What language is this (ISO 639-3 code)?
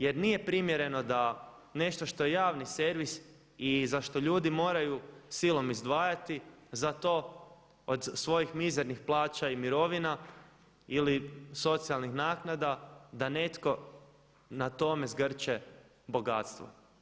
hrv